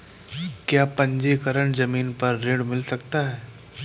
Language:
Hindi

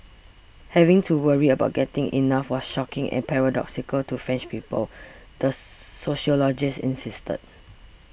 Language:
English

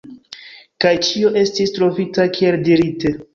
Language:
Esperanto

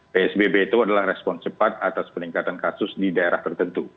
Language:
Indonesian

